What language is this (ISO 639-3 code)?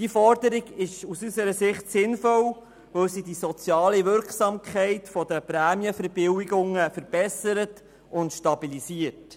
gsw